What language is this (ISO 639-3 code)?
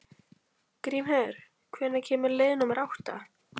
isl